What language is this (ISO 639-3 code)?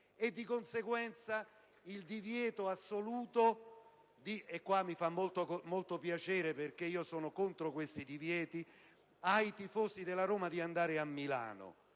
ita